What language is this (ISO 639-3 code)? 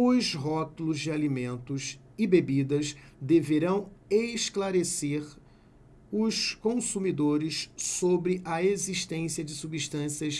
por